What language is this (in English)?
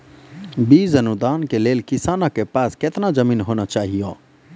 Maithili